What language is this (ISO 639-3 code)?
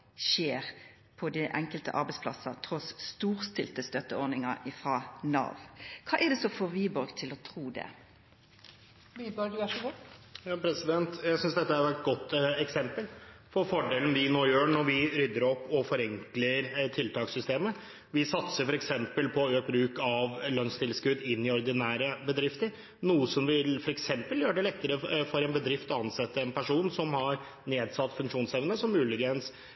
nor